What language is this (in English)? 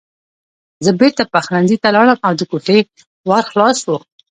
Pashto